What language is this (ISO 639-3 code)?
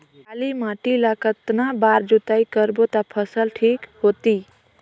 hne